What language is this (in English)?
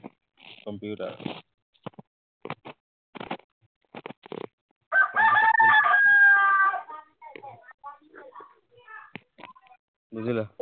Assamese